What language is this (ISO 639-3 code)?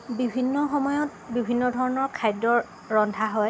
asm